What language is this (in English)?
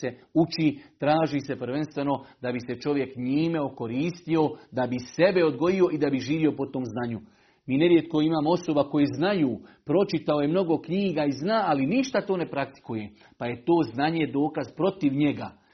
Croatian